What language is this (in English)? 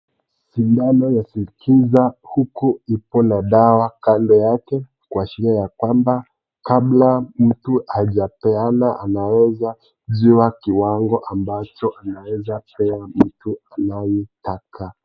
Swahili